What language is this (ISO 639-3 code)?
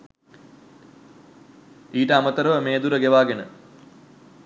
sin